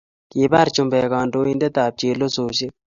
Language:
Kalenjin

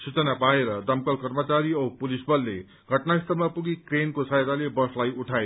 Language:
Nepali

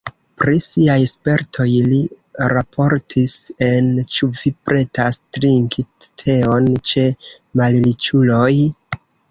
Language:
Esperanto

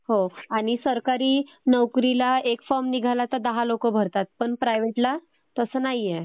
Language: Marathi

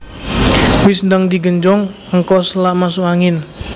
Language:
Javanese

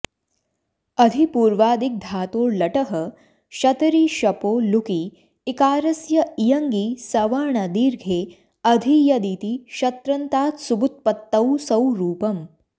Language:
Sanskrit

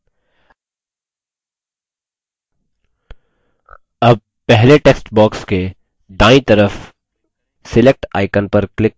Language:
Hindi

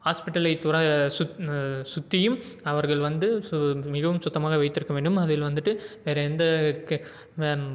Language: Tamil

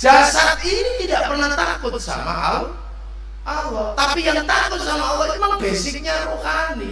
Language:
Indonesian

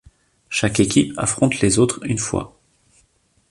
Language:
French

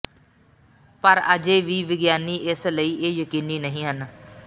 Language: Punjabi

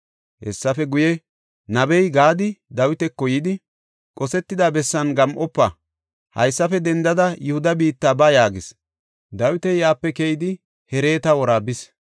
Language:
Gofa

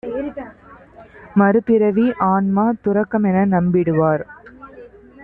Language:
Tamil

